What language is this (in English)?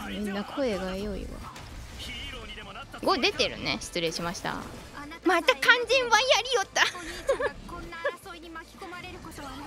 Japanese